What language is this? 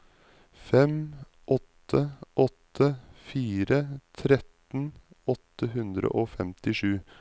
Norwegian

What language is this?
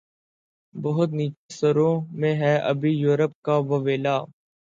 Urdu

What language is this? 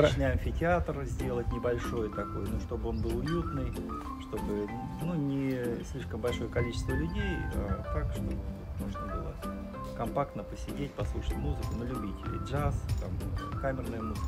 Russian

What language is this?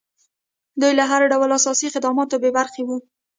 Pashto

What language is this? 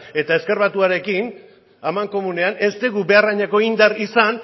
Basque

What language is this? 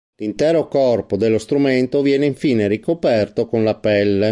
Italian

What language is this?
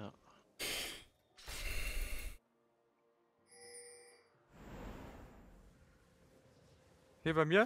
German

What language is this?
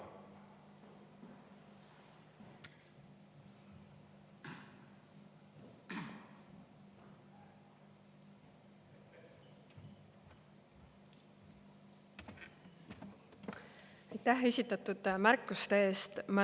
Estonian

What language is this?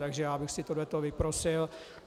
Czech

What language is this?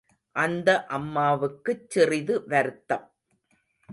Tamil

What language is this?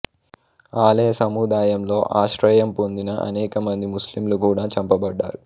Telugu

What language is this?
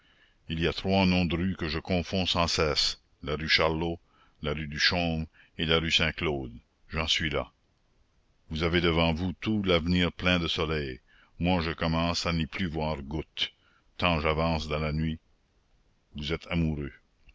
French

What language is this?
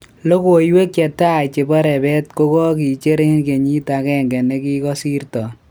Kalenjin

